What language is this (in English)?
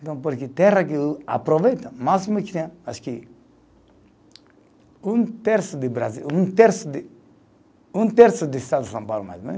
Portuguese